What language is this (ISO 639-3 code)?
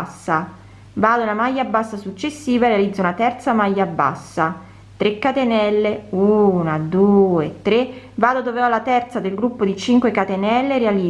ita